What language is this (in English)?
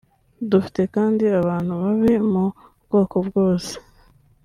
Kinyarwanda